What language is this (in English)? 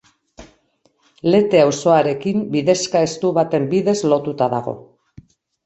Basque